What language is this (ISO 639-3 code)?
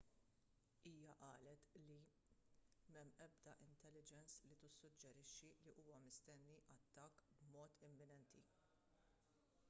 mlt